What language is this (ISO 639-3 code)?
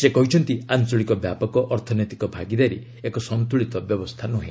ori